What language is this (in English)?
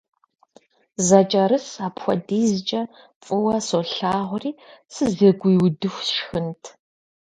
Kabardian